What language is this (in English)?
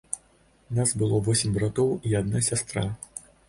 Belarusian